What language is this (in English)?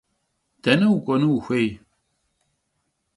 Kabardian